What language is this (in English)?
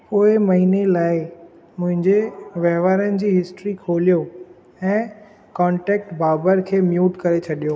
Sindhi